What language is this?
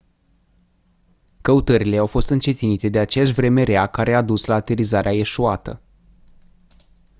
Romanian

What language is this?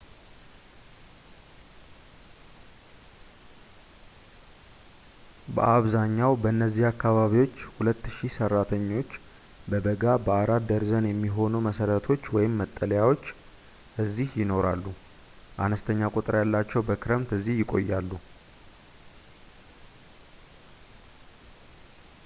Amharic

